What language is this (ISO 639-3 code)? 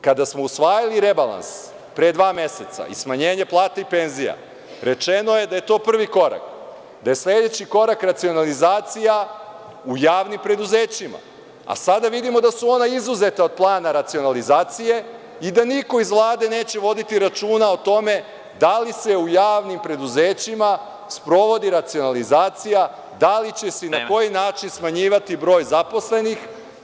srp